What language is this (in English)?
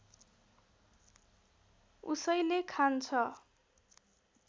Nepali